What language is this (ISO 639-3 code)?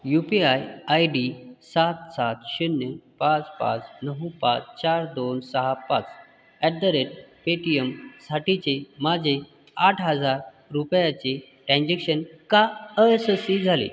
mar